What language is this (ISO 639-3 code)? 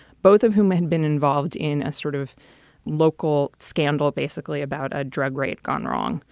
eng